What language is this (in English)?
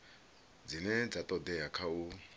Venda